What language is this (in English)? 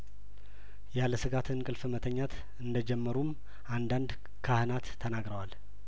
Amharic